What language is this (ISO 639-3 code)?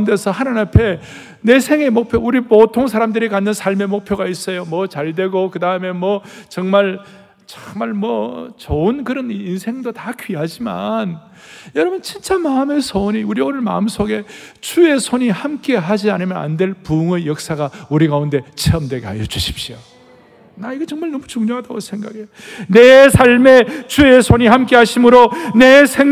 kor